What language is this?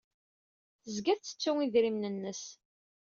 Kabyle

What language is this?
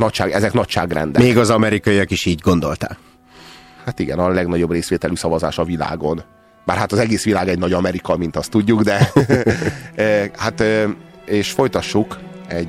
Hungarian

